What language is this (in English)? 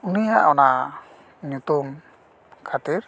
Santali